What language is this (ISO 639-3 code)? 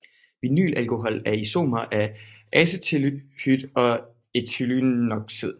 dan